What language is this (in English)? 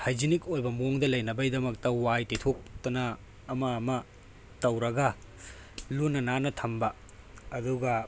Manipuri